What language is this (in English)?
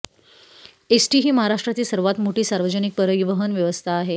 Marathi